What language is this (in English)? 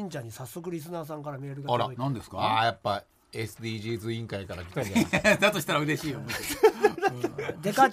Japanese